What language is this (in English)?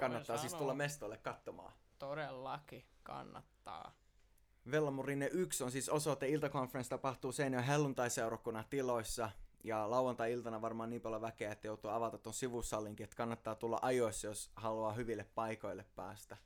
Finnish